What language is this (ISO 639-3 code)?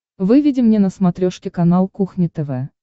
rus